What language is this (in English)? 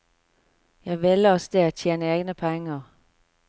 Norwegian